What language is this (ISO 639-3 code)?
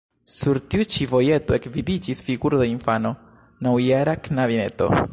epo